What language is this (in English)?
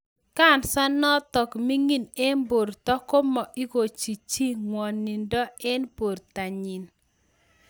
Kalenjin